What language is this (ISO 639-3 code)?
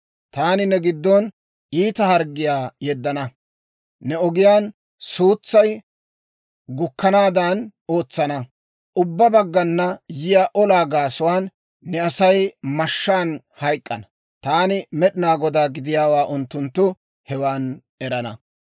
dwr